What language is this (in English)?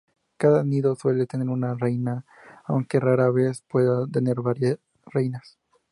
Spanish